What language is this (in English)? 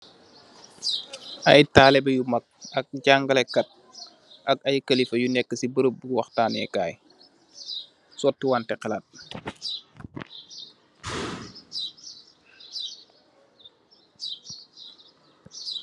Wolof